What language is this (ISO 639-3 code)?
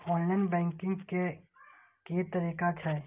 mai